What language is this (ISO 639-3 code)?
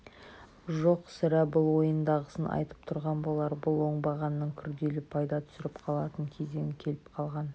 kaz